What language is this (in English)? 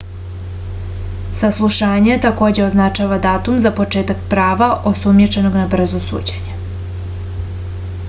Serbian